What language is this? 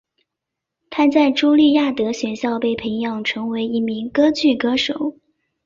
Chinese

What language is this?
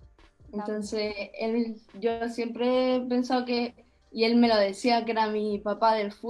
Spanish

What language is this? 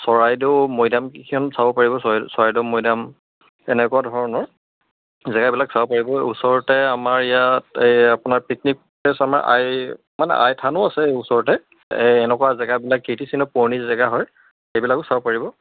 Assamese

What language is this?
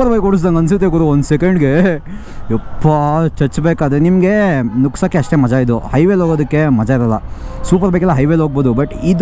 Kannada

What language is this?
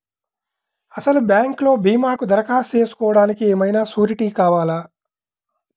Telugu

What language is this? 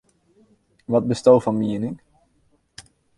Western Frisian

